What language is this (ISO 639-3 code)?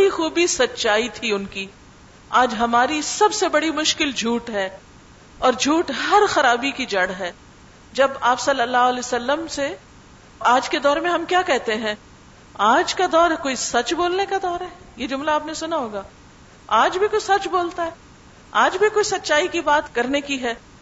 urd